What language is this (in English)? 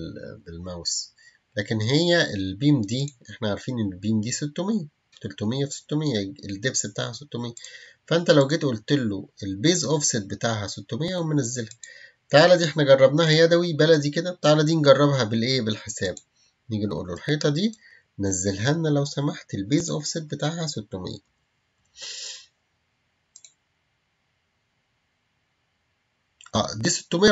Arabic